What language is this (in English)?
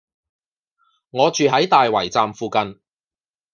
Cantonese